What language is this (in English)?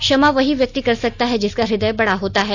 Hindi